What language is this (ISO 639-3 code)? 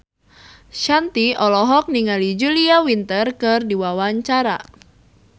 sun